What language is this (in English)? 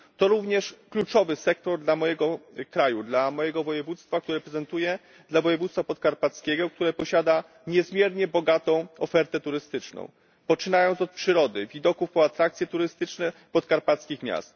Polish